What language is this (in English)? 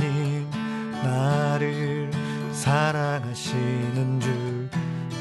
Korean